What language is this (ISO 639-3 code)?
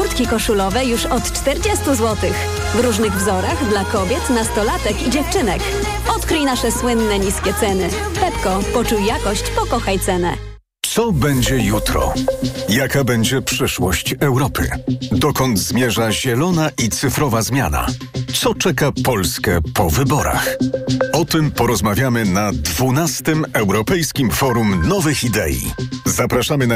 pol